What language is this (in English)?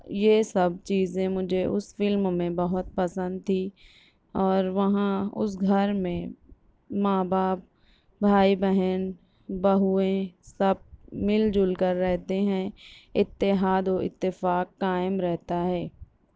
Urdu